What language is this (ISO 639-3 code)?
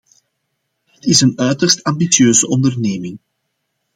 nld